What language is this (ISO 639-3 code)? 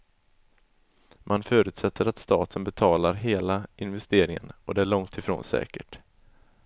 swe